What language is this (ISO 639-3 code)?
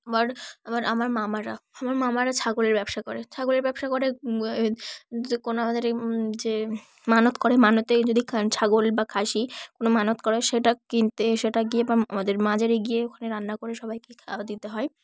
ben